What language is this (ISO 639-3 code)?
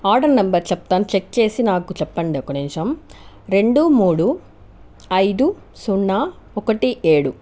tel